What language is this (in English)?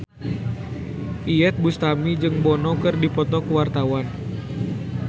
Sundanese